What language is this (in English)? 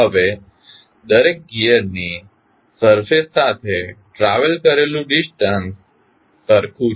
Gujarati